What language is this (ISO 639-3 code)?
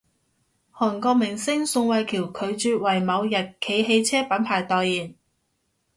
yue